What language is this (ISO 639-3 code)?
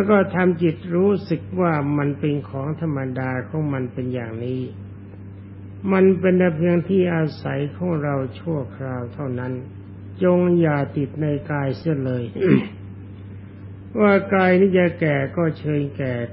tha